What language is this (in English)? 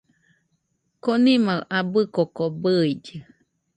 Nüpode Huitoto